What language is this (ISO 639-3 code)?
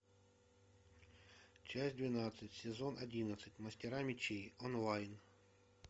rus